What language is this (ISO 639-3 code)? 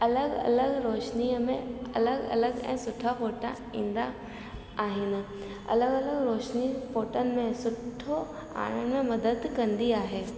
snd